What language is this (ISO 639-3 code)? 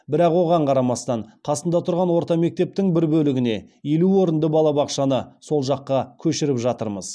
kaz